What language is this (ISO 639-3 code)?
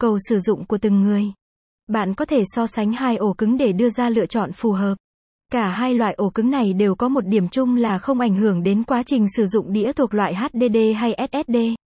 vie